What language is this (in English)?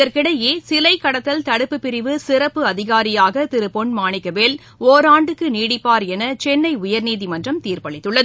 Tamil